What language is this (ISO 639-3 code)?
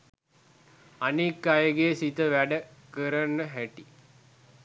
sin